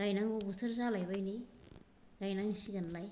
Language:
Bodo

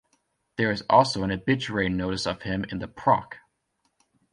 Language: English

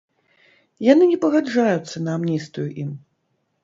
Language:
Belarusian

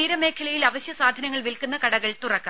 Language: Malayalam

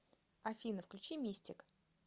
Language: Russian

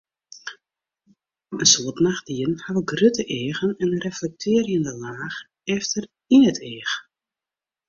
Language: Western Frisian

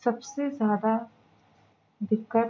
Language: Urdu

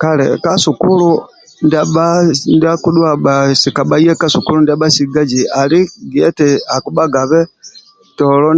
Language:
Amba (Uganda)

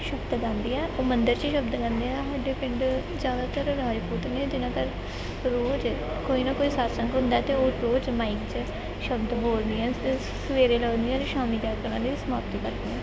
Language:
Punjabi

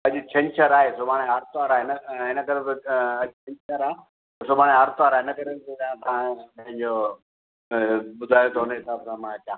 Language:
Sindhi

